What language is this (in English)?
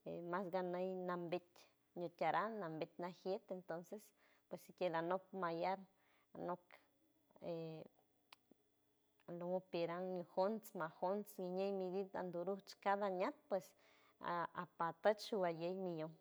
San Francisco Del Mar Huave